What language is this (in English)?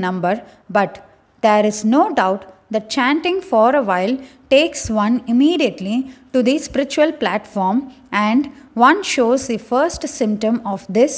English